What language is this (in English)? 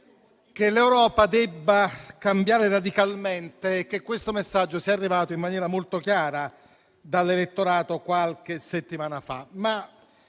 Italian